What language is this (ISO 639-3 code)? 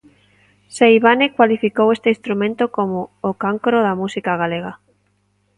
glg